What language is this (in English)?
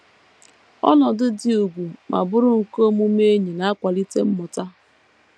Igbo